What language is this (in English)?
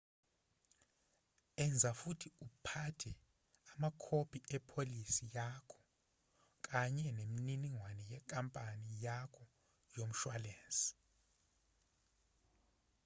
Zulu